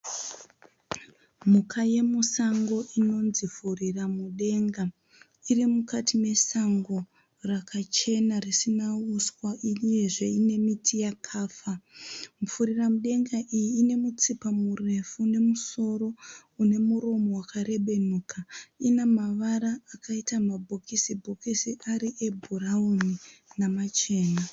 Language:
Shona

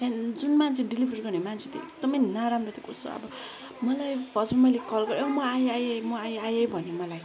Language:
Nepali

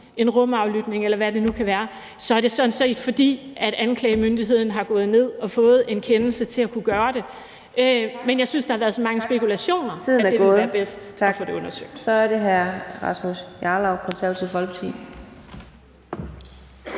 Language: Danish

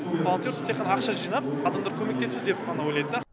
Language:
Kazakh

